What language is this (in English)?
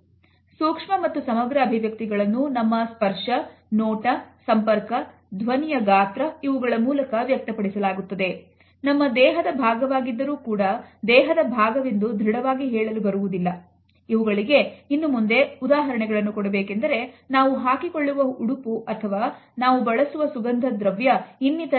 Kannada